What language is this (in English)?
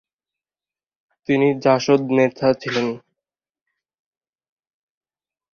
Bangla